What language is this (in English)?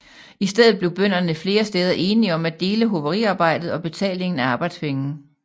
Danish